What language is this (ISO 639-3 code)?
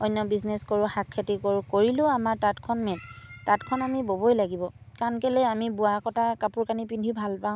asm